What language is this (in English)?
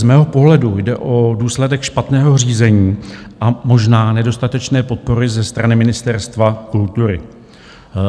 Czech